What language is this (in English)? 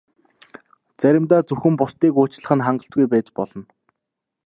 Mongolian